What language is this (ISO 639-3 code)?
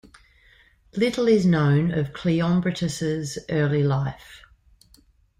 eng